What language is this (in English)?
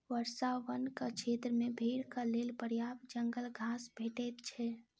Maithili